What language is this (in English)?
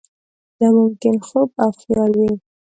Pashto